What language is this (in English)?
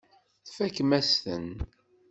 Kabyle